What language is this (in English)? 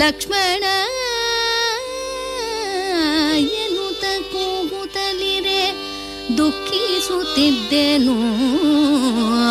Kannada